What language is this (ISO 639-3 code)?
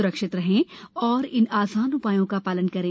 hin